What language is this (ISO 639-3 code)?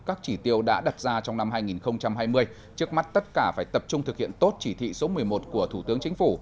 vie